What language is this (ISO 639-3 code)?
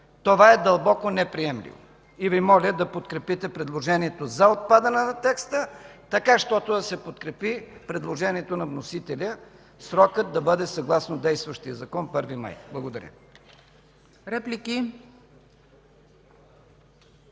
bul